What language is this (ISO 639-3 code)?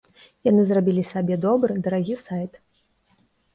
bel